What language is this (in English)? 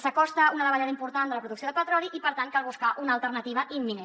Catalan